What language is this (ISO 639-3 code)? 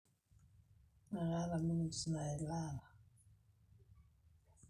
mas